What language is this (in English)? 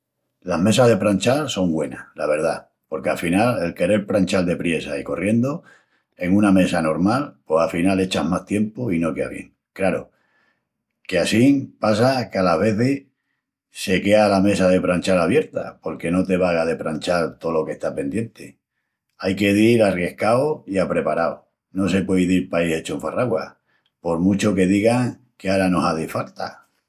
Extremaduran